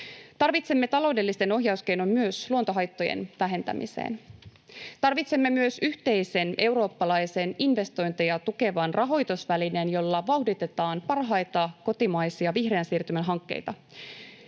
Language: Finnish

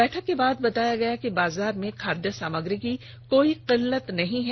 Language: Hindi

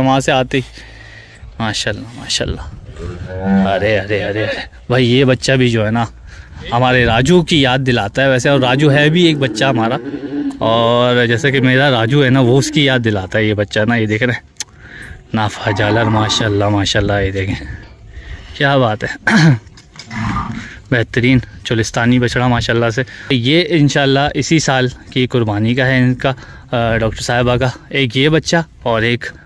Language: Hindi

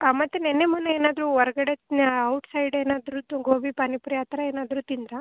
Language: Kannada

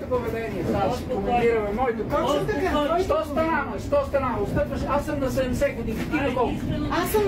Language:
Bulgarian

